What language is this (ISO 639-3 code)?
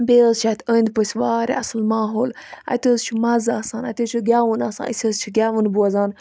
kas